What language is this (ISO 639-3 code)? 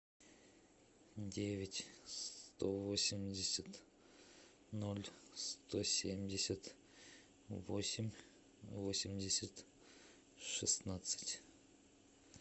rus